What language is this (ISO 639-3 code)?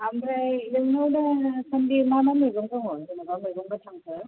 brx